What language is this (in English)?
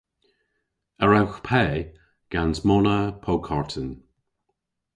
Cornish